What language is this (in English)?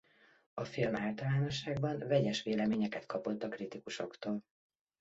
Hungarian